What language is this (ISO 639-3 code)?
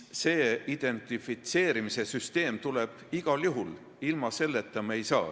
est